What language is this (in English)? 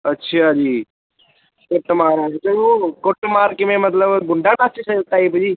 Punjabi